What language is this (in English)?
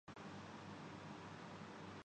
Urdu